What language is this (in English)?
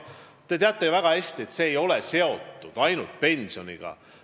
Estonian